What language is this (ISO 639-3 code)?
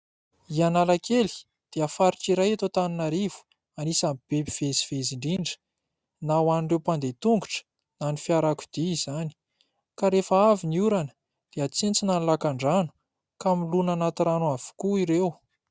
mlg